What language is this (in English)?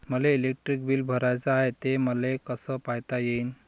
Marathi